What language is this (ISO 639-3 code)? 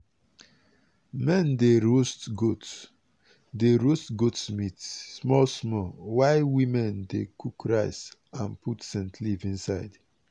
pcm